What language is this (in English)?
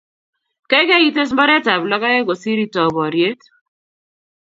Kalenjin